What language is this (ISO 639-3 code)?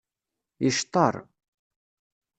kab